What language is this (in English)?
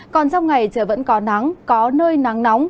Vietnamese